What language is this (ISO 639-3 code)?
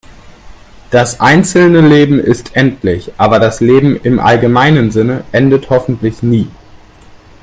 deu